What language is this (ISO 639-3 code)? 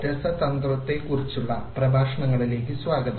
mal